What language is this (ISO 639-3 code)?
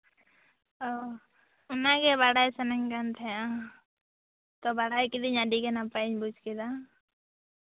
sat